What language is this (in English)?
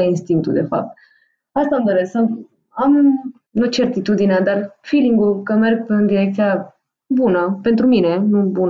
Romanian